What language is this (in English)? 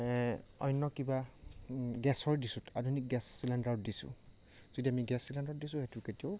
Assamese